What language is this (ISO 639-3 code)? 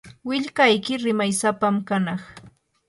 qur